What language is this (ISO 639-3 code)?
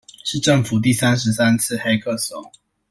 zho